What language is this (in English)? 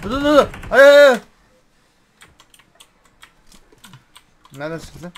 Turkish